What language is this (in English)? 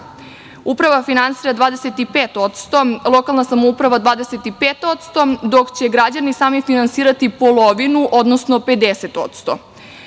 Serbian